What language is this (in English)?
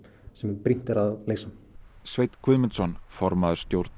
Icelandic